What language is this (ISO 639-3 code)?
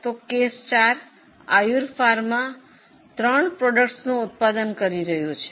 guj